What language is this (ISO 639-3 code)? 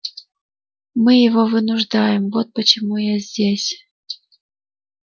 rus